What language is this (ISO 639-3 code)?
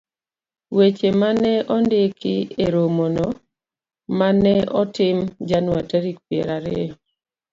luo